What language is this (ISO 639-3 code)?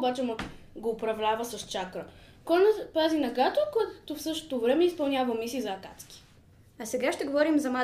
bul